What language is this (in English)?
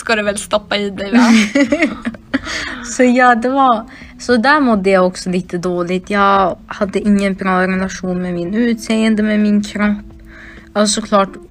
Swedish